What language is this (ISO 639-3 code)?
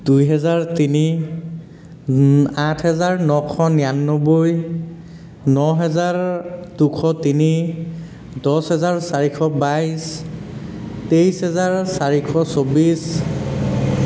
asm